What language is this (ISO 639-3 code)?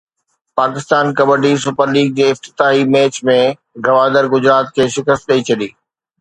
snd